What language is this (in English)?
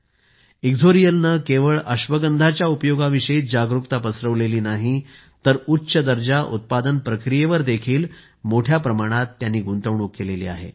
Marathi